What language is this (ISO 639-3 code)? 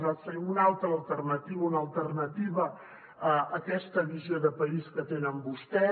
cat